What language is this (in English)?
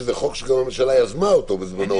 Hebrew